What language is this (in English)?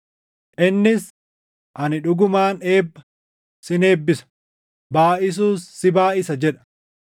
Oromo